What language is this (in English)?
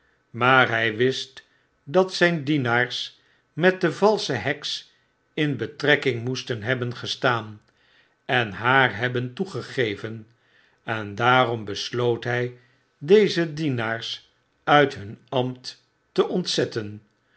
Dutch